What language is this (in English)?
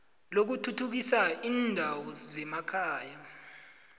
South Ndebele